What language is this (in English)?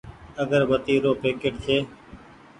Goaria